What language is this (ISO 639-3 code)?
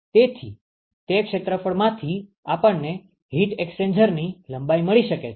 guj